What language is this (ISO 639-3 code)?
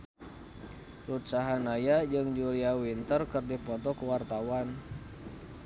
sun